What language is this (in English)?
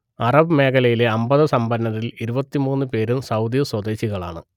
Malayalam